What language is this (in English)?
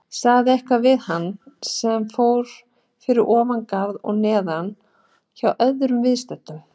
Icelandic